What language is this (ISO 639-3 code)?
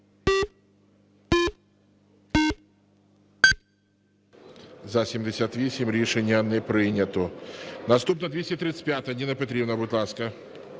ukr